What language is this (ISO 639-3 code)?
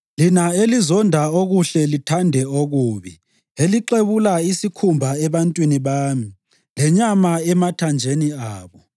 nde